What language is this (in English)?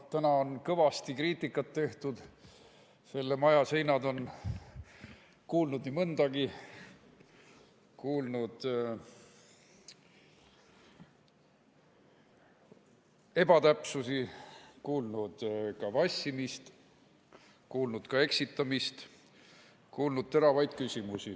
Estonian